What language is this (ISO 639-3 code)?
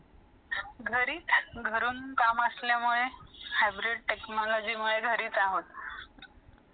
mar